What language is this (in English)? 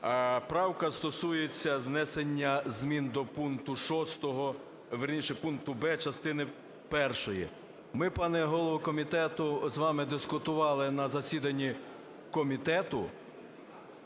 Ukrainian